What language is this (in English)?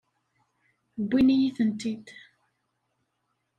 Kabyle